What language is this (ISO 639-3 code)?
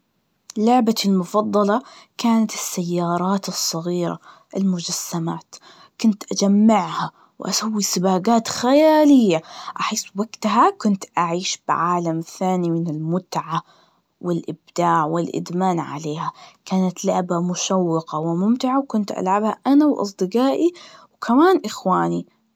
ars